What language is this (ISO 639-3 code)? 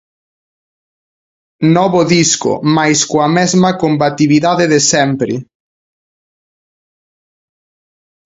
glg